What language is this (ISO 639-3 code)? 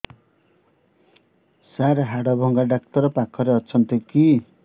ori